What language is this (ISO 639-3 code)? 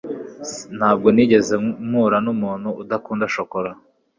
kin